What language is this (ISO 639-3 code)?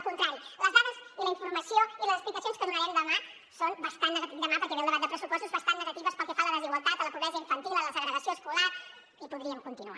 cat